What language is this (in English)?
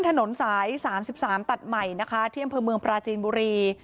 Thai